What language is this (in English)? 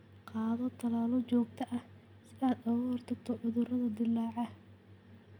Somali